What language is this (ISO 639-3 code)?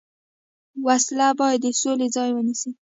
pus